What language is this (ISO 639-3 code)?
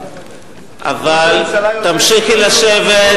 heb